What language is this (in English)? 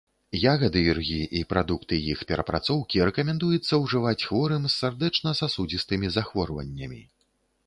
Belarusian